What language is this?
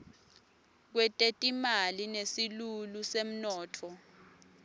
Swati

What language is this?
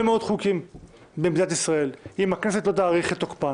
Hebrew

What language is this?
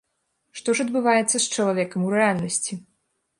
Belarusian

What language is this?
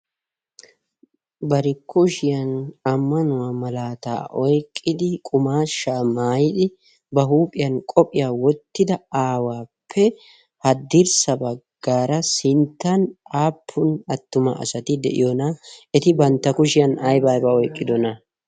Wolaytta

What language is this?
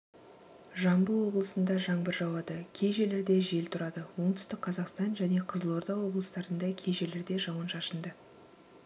Kazakh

